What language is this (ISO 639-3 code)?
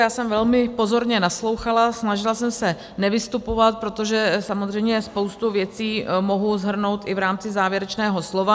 ces